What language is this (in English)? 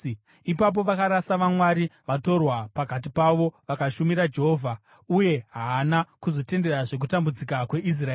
Shona